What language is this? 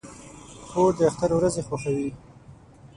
Pashto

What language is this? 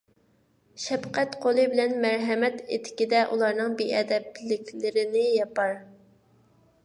Uyghur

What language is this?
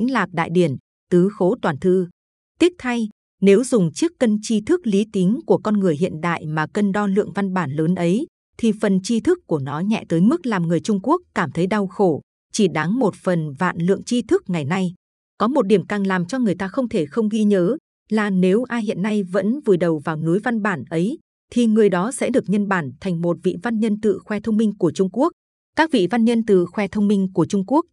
Vietnamese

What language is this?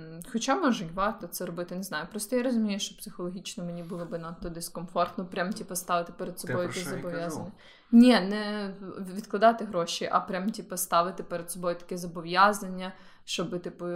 Ukrainian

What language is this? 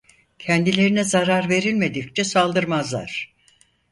Turkish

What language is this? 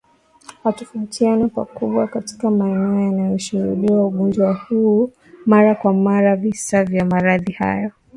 Swahili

